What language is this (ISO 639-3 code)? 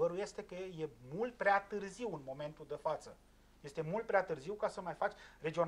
ron